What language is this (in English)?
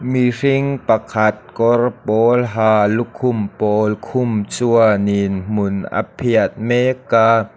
Mizo